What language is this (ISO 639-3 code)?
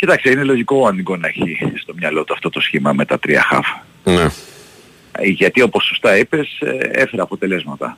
ell